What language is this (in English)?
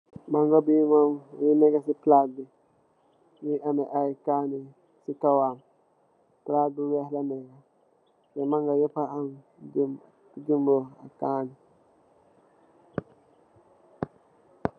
Wolof